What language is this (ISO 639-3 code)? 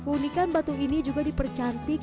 ind